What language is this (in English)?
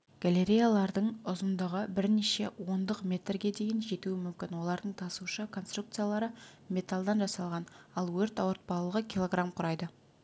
Kazakh